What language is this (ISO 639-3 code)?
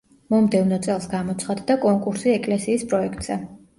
kat